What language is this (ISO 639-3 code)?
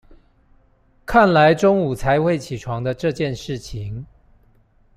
zho